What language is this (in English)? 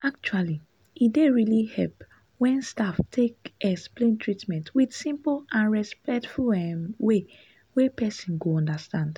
Nigerian Pidgin